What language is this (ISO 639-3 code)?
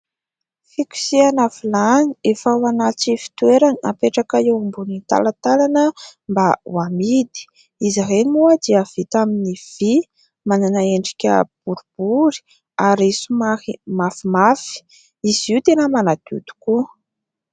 mlg